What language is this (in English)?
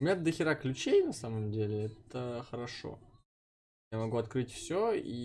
Russian